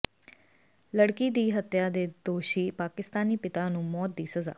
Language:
Punjabi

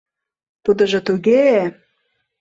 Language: Mari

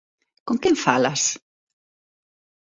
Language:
Galician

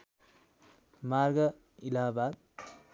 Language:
Nepali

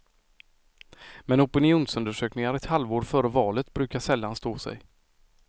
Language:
Swedish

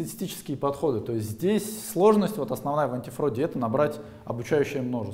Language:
Russian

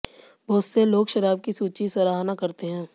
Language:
Hindi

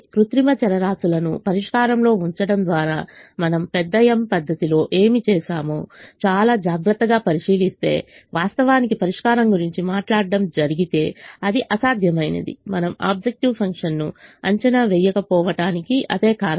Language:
Telugu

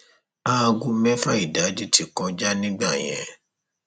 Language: Yoruba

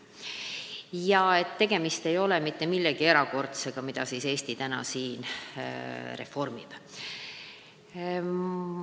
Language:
Estonian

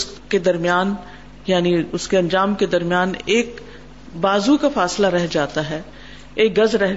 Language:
Urdu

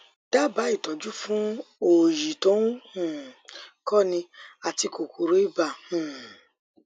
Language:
Yoruba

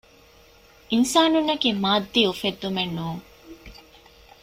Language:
Divehi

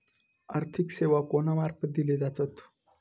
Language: Marathi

